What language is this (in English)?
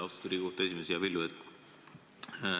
Estonian